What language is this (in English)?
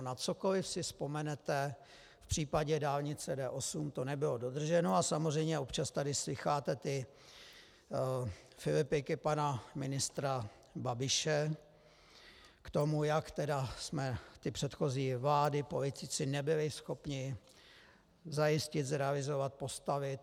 Czech